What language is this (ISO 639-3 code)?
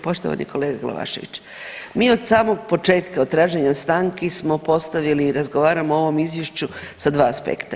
hrv